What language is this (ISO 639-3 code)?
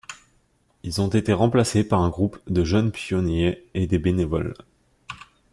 fra